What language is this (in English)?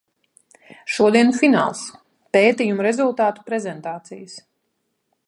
Latvian